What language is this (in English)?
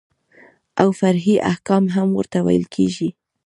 Pashto